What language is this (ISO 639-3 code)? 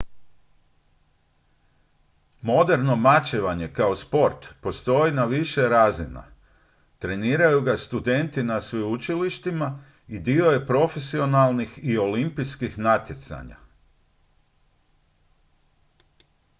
hrv